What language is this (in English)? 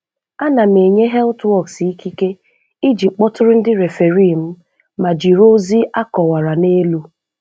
Igbo